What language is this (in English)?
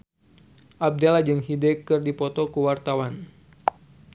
Sundanese